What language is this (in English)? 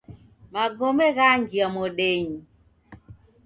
Taita